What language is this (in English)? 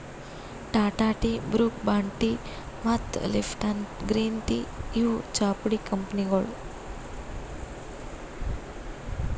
Kannada